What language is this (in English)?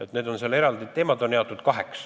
Estonian